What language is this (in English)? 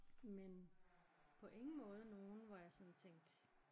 Danish